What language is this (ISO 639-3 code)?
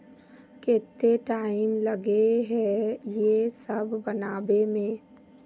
mag